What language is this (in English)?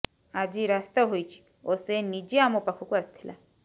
Odia